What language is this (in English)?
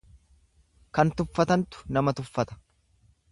Oromo